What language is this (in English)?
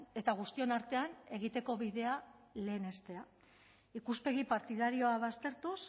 Basque